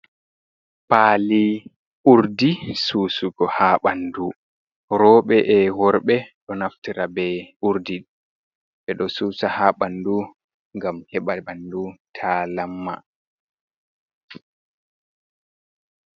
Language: Fula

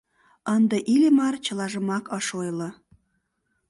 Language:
Mari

